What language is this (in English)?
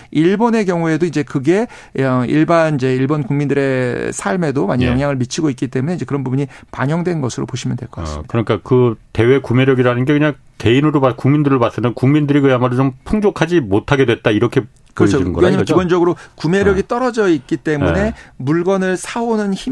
Korean